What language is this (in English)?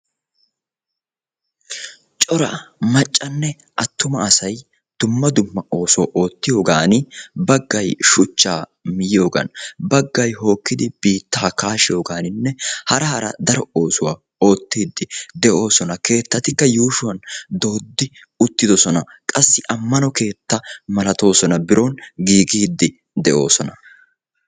Wolaytta